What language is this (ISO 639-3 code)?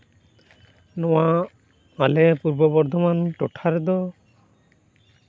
sat